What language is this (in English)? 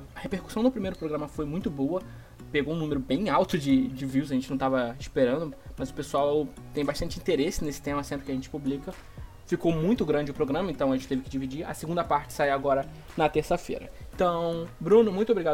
Portuguese